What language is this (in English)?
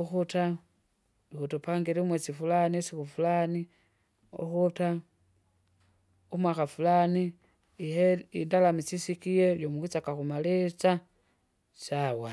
Kinga